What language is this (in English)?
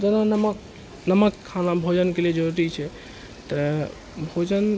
Maithili